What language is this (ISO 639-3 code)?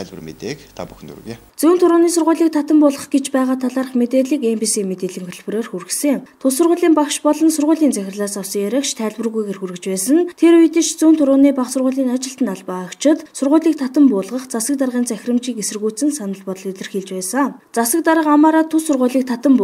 tur